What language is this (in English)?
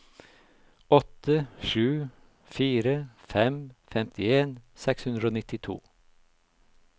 Norwegian